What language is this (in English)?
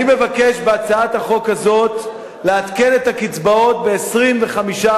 Hebrew